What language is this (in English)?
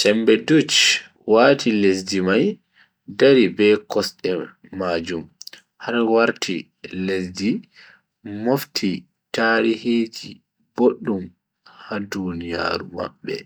Bagirmi Fulfulde